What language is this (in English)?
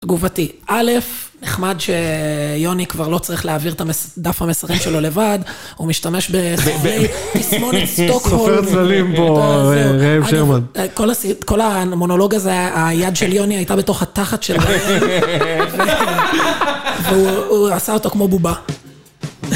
Hebrew